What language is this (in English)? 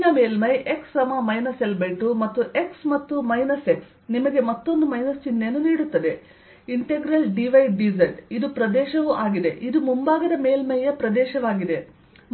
Kannada